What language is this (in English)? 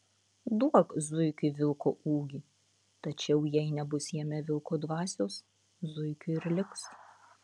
Lithuanian